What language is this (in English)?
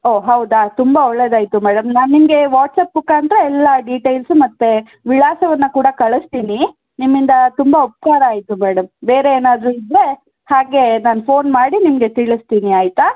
Kannada